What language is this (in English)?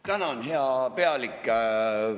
Estonian